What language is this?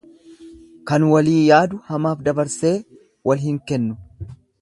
Oromo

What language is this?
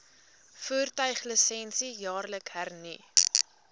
Afrikaans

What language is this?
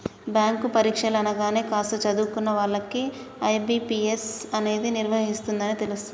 Telugu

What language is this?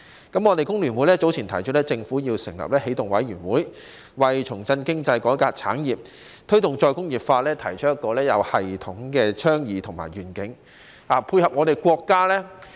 Cantonese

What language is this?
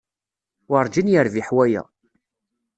Kabyle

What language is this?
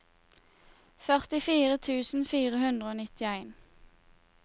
Norwegian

